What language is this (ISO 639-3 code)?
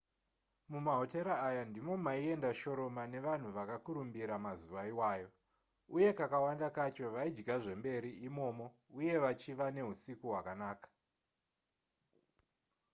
sna